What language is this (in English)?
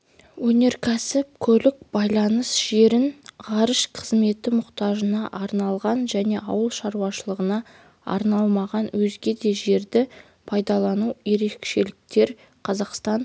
Kazakh